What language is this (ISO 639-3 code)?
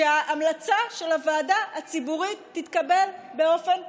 heb